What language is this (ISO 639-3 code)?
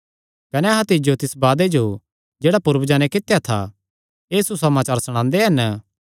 xnr